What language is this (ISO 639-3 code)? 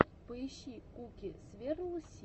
rus